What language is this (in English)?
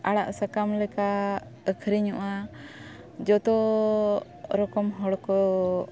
Santali